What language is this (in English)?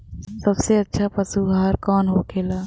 Bhojpuri